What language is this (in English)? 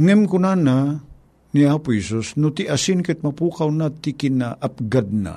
Filipino